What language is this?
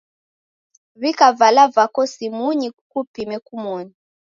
Taita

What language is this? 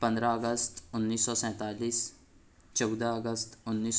Urdu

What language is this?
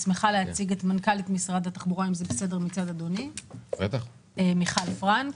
Hebrew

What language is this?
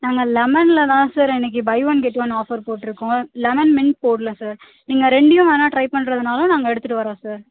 Tamil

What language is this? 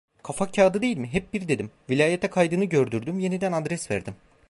Turkish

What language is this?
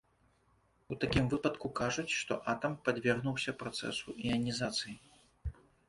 Belarusian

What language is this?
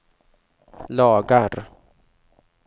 Swedish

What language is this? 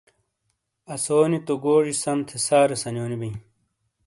Shina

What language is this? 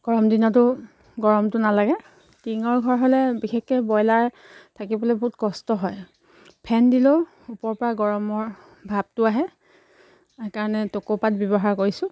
Assamese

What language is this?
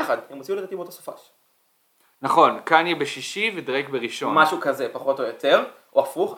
Hebrew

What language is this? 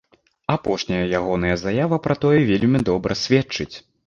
Belarusian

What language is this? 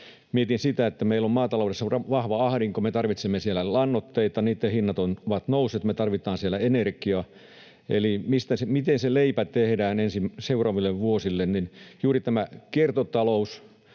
Finnish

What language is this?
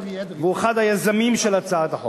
Hebrew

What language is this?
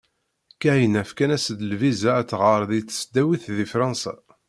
Kabyle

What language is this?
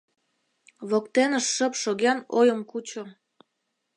Mari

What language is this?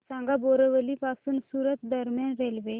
Marathi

